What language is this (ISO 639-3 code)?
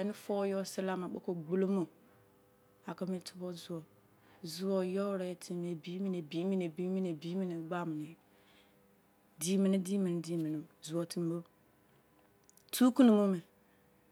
ijc